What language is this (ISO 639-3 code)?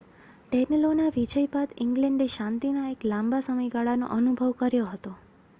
guj